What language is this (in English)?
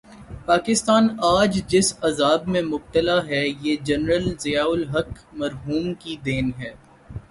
Urdu